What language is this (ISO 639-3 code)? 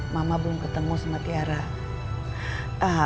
ind